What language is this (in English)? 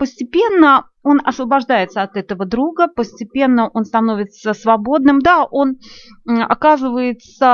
Russian